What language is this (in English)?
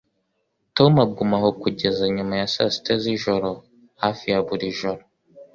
Kinyarwanda